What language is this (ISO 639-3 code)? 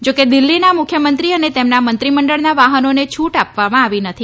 guj